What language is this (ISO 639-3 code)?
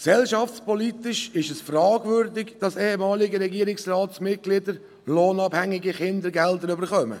gsw